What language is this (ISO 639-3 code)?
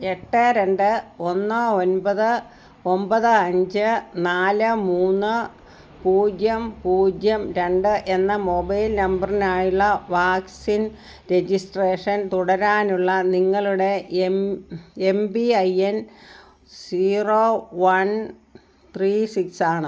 mal